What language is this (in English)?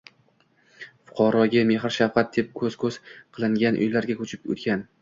Uzbek